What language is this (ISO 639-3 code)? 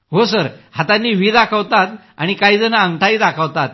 mar